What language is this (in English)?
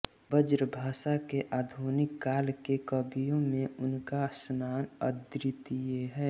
Hindi